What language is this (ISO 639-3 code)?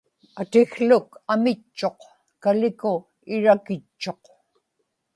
ipk